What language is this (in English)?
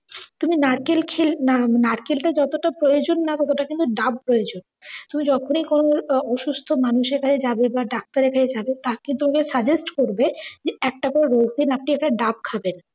Bangla